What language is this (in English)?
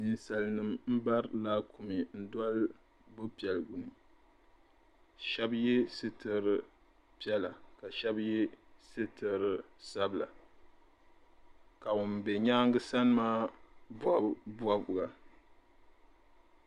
Dagbani